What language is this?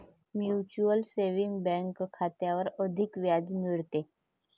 Marathi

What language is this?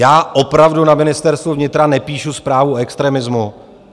Czech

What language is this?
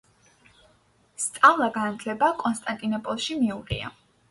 Georgian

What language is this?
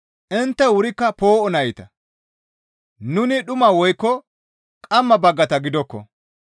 Gamo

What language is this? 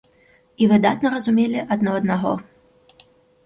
Belarusian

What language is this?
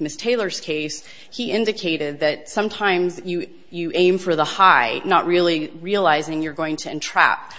English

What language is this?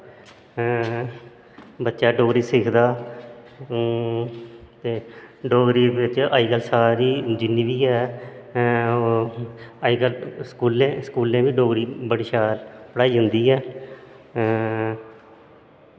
Dogri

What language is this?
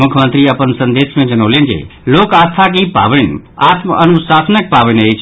Maithili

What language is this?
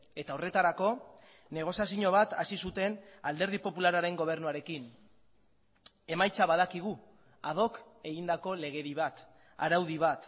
Basque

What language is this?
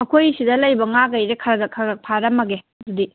Manipuri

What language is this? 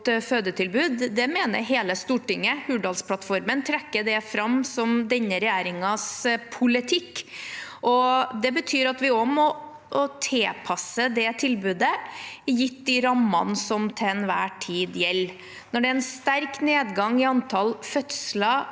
Norwegian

